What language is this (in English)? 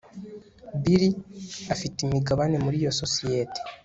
Kinyarwanda